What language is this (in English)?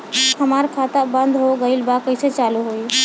Bhojpuri